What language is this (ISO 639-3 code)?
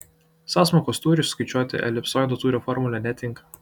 lit